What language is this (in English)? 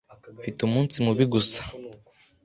Kinyarwanda